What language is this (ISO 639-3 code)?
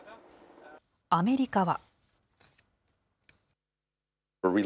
jpn